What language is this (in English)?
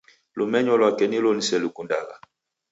Taita